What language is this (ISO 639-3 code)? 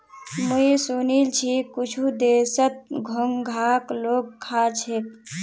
mag